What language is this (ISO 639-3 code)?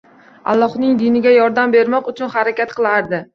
uzb